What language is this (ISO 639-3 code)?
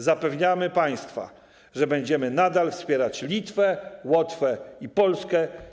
pol